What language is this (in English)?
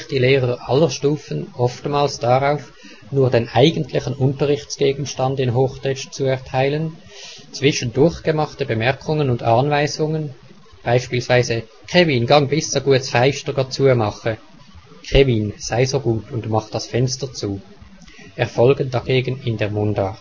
German